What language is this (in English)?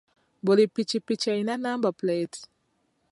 Ganda